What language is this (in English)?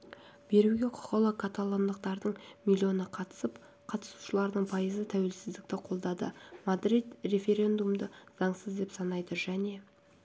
Kazakh